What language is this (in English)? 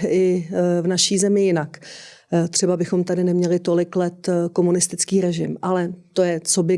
Czech